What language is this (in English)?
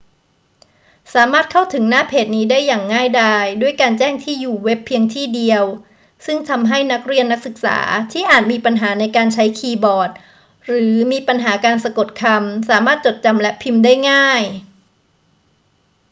Thai